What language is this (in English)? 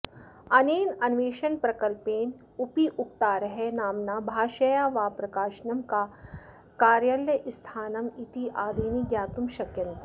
Sanskrit